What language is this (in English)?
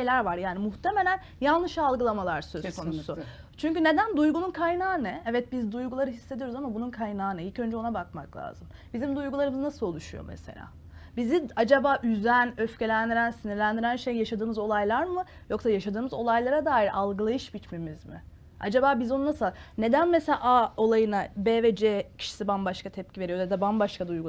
Turkish